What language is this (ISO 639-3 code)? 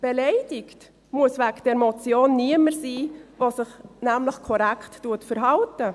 gsw